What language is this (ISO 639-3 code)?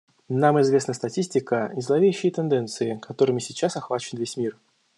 rus